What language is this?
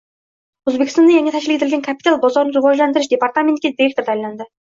Uzbek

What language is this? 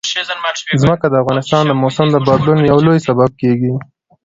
Pashto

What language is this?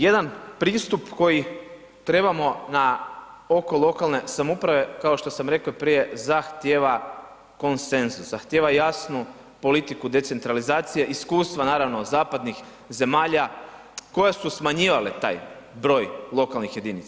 Croatian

